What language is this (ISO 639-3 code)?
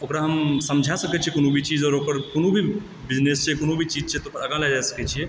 mai